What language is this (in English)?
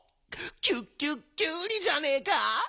Japanese